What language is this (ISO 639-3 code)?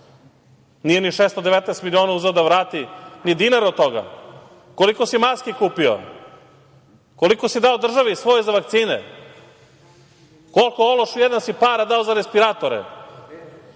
srp